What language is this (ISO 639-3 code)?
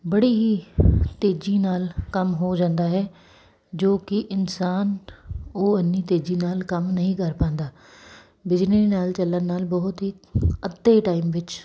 pan